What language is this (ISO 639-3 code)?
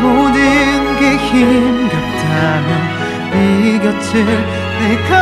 kor